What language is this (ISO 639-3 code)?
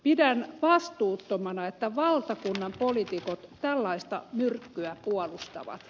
fin